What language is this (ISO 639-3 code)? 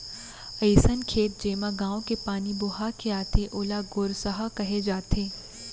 hne